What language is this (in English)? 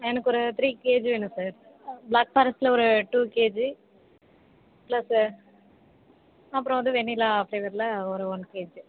Tamil